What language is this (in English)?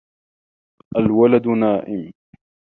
Arabic